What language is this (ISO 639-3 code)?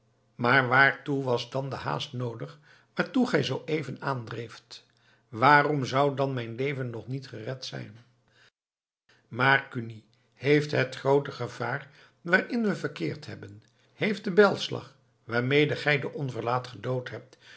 nld